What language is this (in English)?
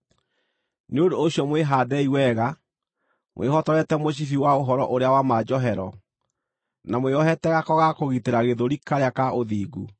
Kikuyu